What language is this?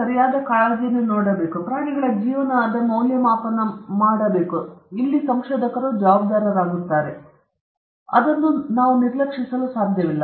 Kannada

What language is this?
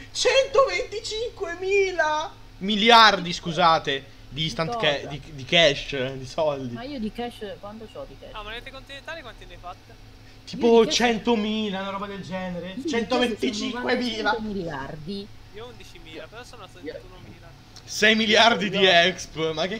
Italian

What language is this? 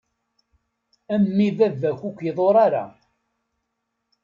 Kabyle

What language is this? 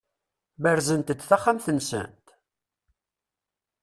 Kabyle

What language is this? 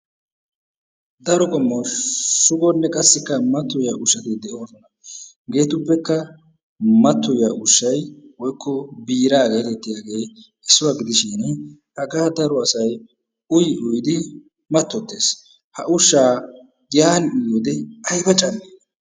Wolaytta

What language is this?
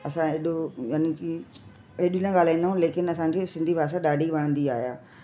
Sindhi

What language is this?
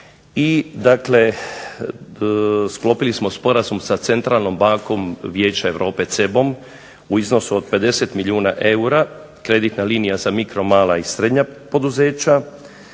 Croatian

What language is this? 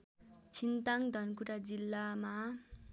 Nepali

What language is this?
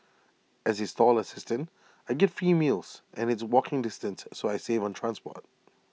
English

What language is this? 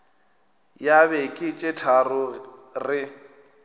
Northern Sotho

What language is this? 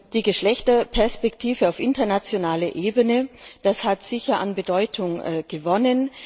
German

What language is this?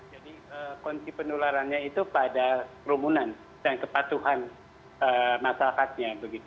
Indonesian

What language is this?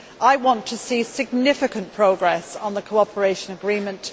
English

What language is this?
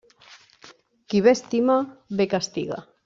Catalan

